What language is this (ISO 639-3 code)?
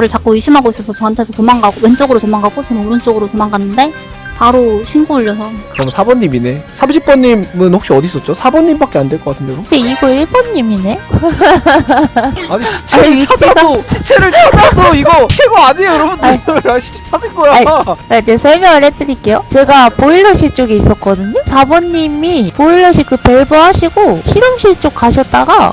kor